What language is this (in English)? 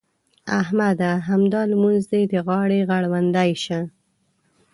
Pashto